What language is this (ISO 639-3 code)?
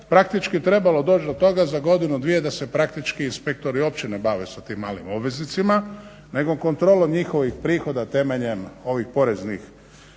hrv